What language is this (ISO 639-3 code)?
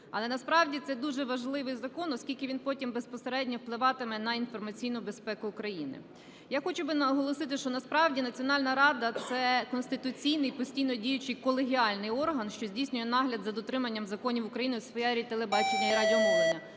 ukr